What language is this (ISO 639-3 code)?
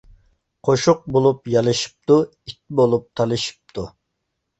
uig